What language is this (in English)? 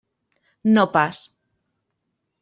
Catalan